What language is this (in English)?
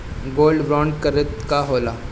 Bhojpuri